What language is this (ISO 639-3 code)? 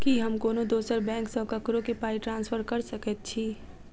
mai